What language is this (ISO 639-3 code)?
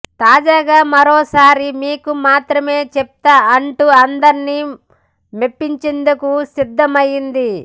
tel